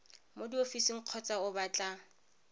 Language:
Tswana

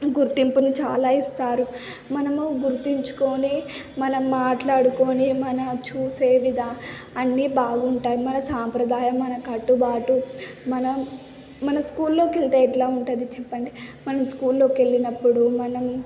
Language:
Telugu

